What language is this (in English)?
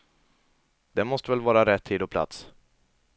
Swedish